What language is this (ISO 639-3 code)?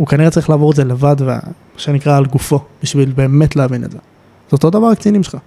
heb